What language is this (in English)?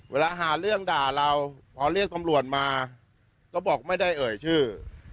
Thai